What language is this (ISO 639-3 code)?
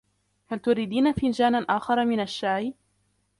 ara